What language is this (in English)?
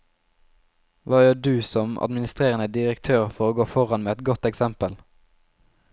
Norwegian